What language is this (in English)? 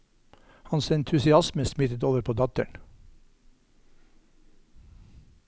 Norwegian